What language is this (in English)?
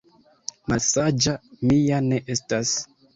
Esperanto